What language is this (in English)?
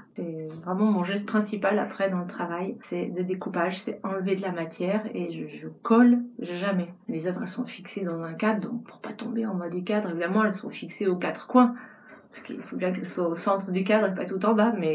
French